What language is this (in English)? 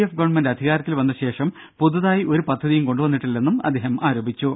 Malayalam